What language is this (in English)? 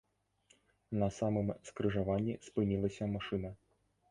Belarusian